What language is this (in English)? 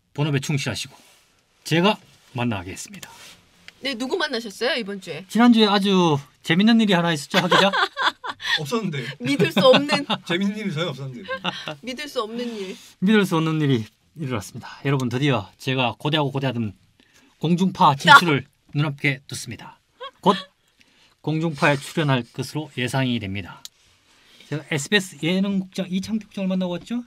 Korean